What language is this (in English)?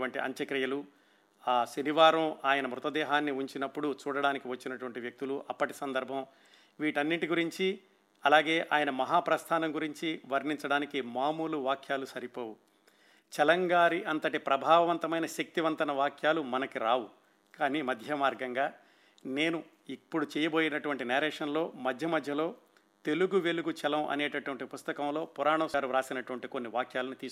Telugu